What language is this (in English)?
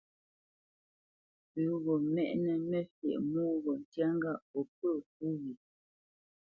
Bamenyam